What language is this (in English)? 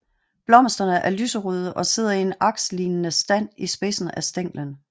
Danish